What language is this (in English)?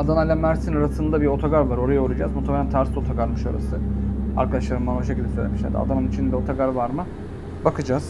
Turkish